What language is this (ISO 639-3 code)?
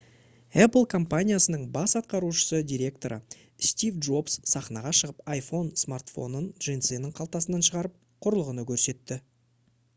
kaz